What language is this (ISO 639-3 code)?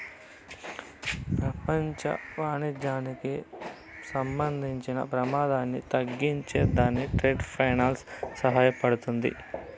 tel